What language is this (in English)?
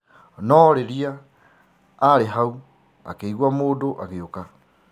Kikuyu